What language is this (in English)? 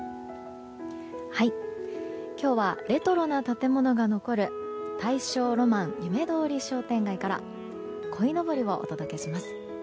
Japanese